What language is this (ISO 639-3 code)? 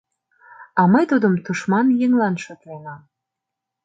chm